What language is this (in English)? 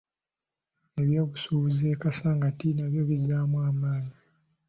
Ganda